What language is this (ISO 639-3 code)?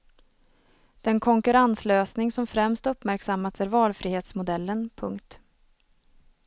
swe